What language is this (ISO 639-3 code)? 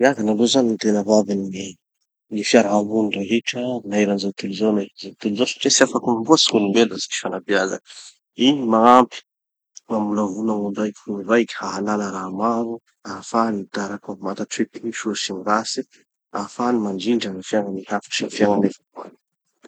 txy